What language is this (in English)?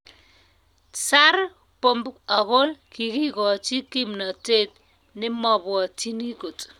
Kalenjin